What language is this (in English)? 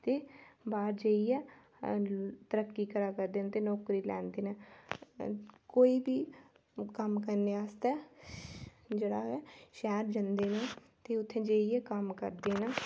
Dogri